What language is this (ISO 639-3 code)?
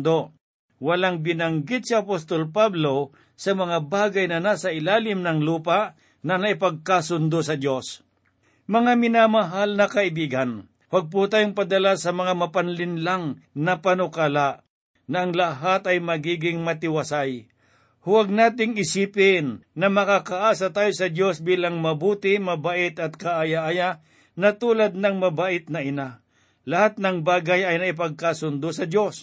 fil